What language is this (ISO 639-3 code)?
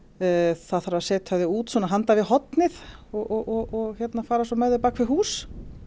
isl